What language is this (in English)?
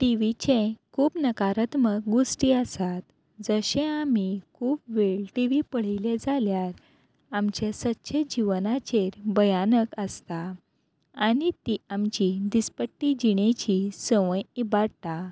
Konkani